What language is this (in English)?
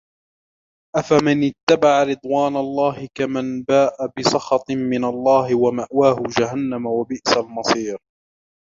Arabic